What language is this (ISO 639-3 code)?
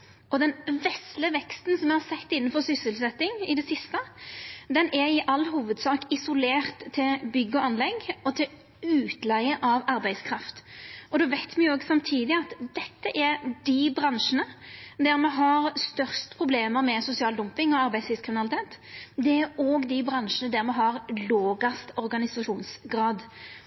nno